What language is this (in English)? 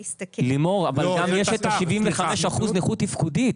Hebrew